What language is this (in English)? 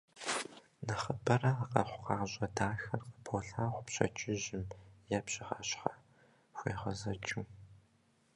Kabardian